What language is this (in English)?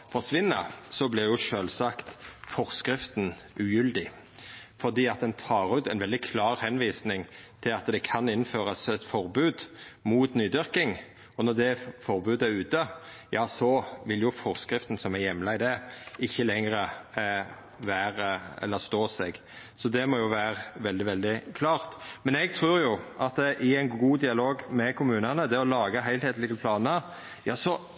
Norwegian Nynorsk